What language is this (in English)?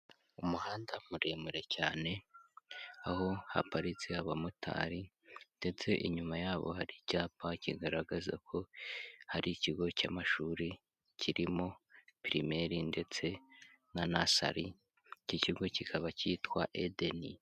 Kinyarwanda